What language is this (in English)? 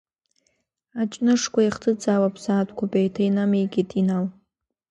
Abkhazian